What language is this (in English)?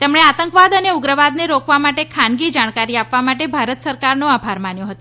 Gujarati